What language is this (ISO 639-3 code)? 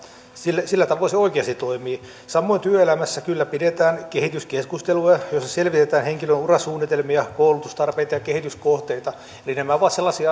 fin